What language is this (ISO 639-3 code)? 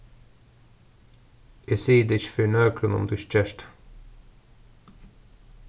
fao